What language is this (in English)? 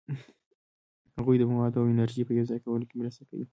Pashto